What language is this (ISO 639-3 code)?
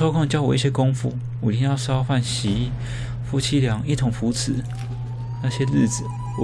zho